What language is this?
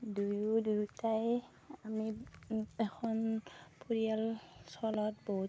Assamese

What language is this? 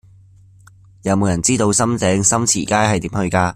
Cantonese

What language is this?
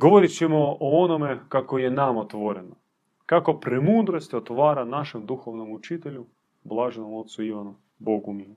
Croatian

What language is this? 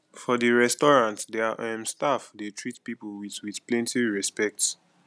Nigerian Pidgin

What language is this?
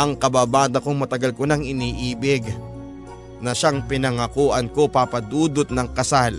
Filipino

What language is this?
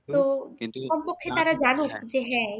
Bangla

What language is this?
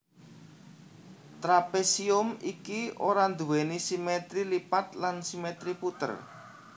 Javanese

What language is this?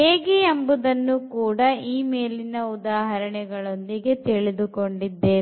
Kannada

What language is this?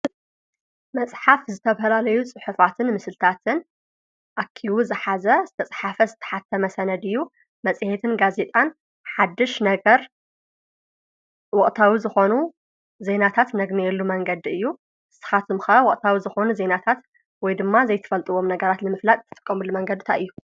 Tigrinya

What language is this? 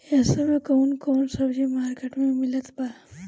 Bhojpuri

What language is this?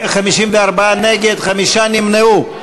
Hebrew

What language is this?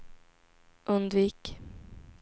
Swedish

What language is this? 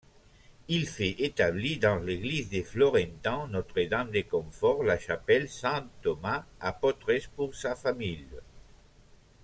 French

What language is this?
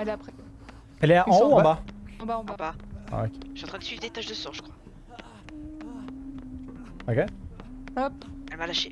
French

